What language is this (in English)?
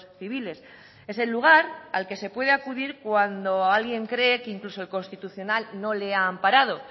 Spanish